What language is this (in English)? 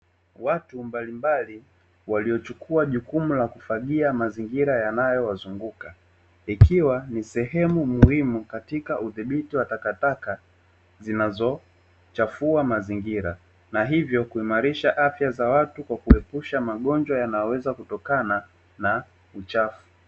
Swahili